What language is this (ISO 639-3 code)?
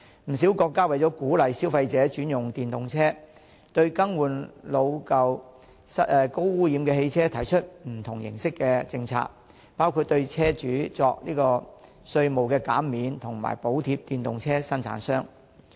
yue